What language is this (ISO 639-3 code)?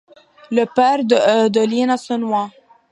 fra